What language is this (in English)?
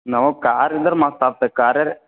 Kannada